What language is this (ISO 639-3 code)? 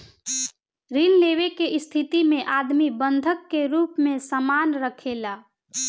bho